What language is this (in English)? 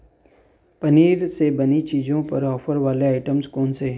Hindi